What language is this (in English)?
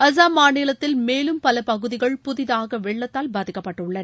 Tamil